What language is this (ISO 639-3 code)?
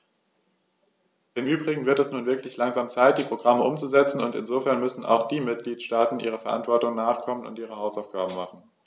deu